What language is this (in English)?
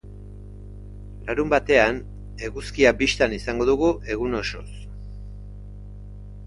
Basque